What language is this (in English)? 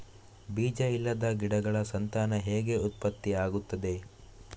Kannada